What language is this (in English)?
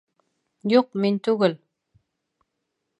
Bashkir